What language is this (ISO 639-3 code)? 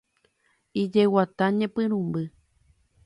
grn